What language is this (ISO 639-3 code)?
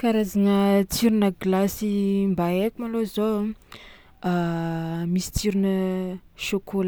xmw